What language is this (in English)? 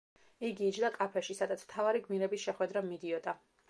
Georgian